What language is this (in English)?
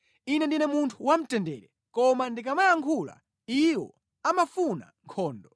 Nyanja